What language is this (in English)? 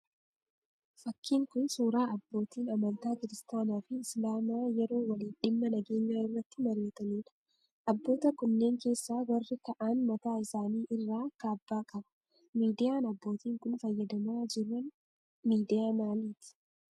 Oromo